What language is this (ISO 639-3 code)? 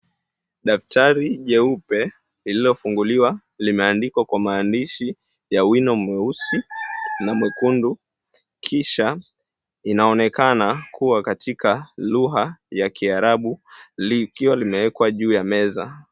swa